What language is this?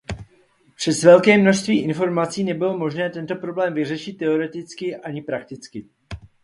Czech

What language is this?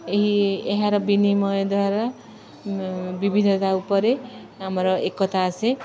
Odia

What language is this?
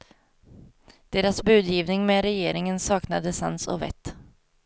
Swedish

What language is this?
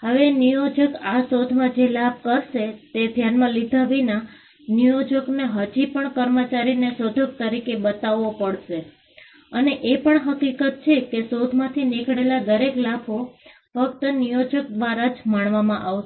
Gujarati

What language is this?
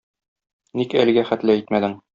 Tatar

